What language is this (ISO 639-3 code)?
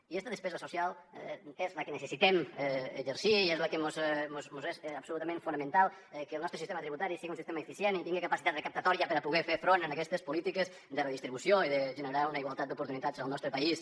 cat